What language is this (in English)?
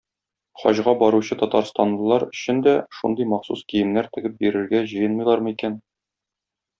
Tatar